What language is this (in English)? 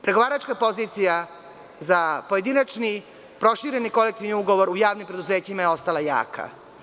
Serbian